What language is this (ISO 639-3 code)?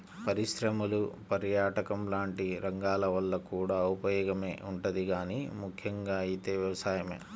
tel